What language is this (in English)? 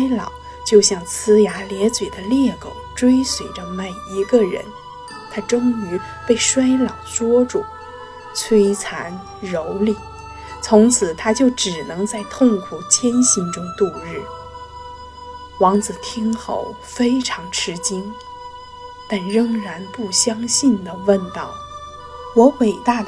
Chinese